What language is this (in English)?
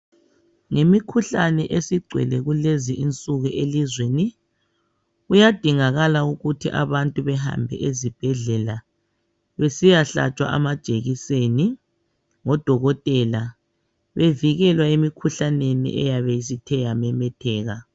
North Ndebele